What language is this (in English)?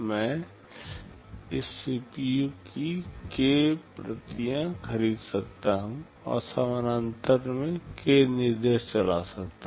Hindi